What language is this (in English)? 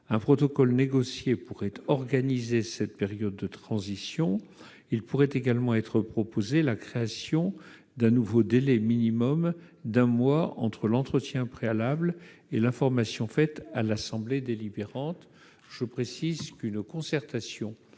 French